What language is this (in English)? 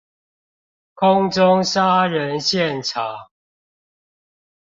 Chinese